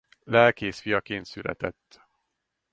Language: Hungarian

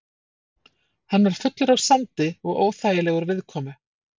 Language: Icelandic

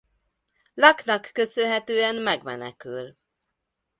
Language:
Hungarian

